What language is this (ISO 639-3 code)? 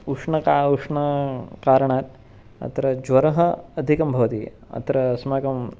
san